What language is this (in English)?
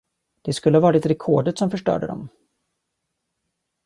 Swedish